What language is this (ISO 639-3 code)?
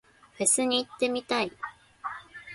jpn